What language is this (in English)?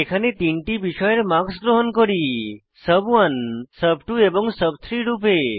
Bangla